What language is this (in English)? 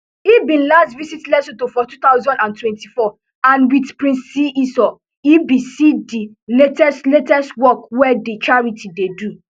Nigerian Pidgin